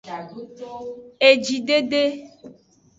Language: Aja (Benin)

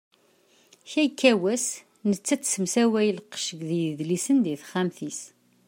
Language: Kabyle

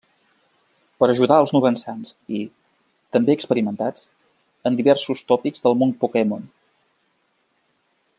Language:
Catalan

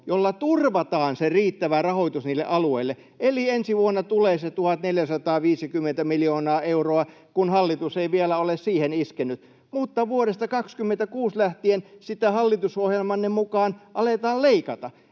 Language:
Finnish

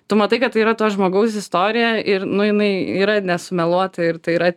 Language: Lithuanian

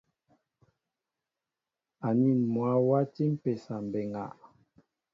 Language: Mbo (Cameroon)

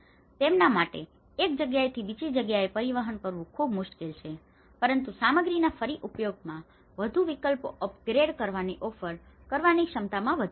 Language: Gujarati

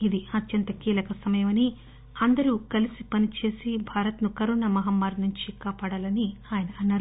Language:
Telugu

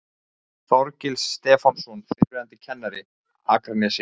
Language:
Icelandic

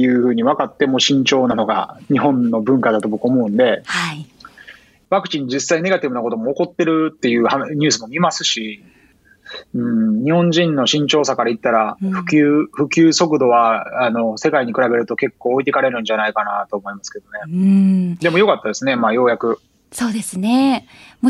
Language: Japanese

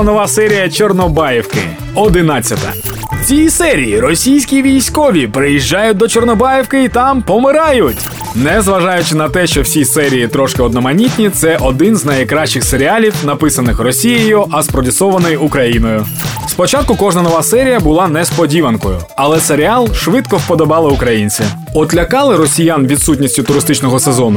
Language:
Ukrainian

